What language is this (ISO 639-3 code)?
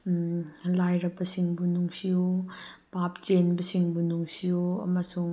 mni